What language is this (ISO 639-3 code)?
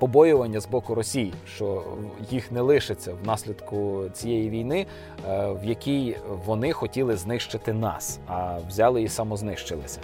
ukr